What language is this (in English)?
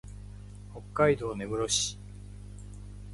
Japanese